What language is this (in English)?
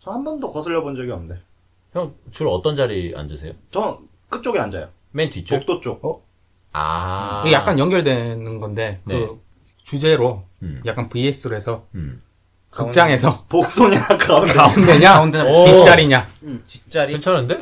Korean